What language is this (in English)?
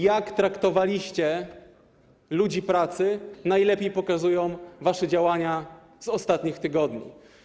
Polish